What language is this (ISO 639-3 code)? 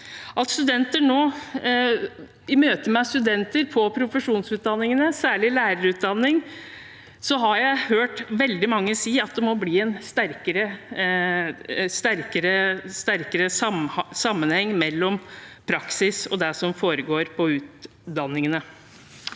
nor